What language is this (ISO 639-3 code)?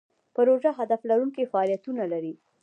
pus